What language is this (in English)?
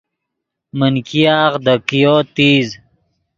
Yidgha